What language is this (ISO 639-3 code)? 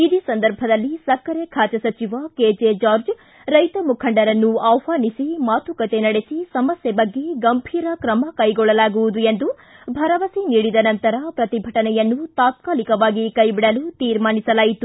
kan